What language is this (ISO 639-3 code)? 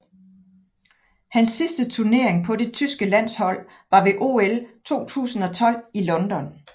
dan